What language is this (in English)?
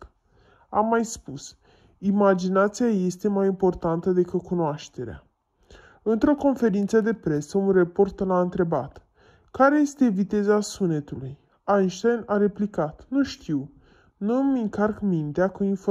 Romanian